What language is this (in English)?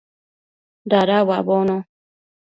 Matsés